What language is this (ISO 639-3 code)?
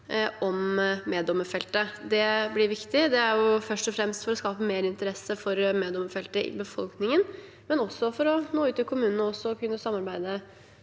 nor